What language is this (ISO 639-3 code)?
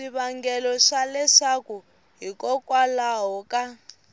tso